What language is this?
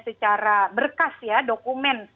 Indonesian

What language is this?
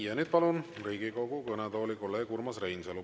Estonian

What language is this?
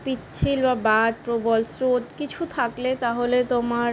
Bangla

